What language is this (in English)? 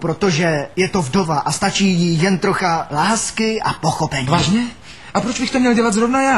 Czech